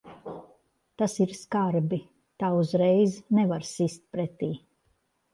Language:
Latvian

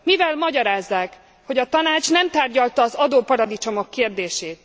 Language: Hungarian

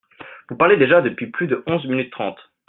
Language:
French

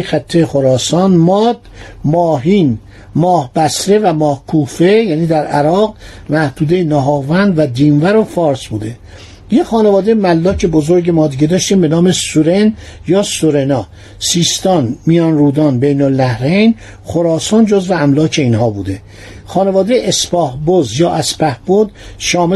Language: Persian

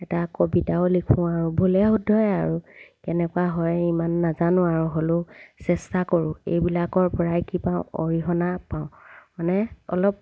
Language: Assamese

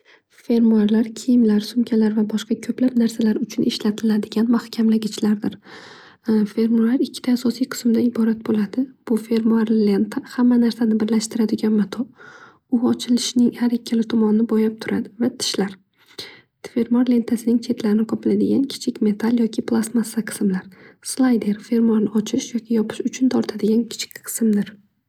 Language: Uzbek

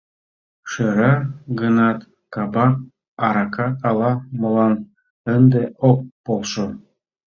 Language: Mari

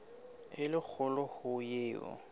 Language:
Southern Sotho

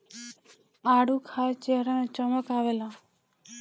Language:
Bhojpuri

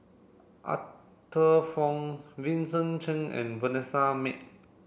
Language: English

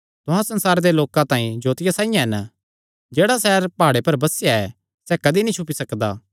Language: Kangri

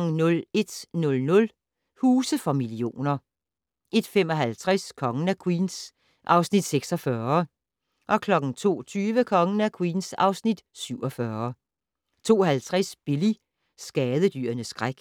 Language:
Danish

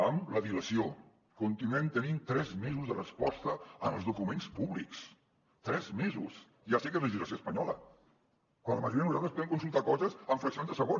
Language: Catalan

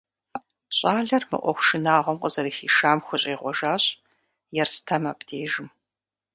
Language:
Kabardian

